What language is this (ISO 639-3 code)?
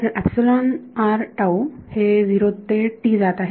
mar